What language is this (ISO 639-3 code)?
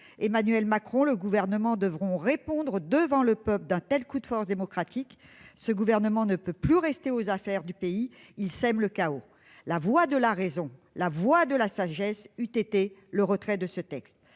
fra